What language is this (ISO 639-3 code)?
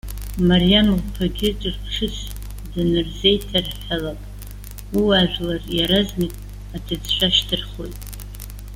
abk